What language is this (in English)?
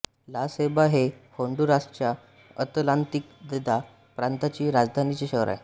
Marathi